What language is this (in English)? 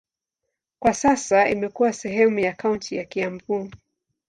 Swahili